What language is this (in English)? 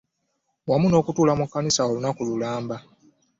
Ganda